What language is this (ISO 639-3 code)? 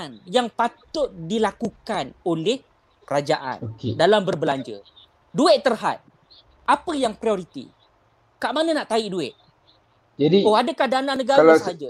msa